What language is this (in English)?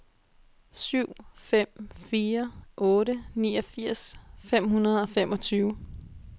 Danish